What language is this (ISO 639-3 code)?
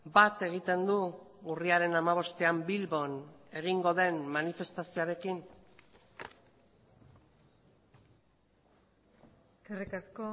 eus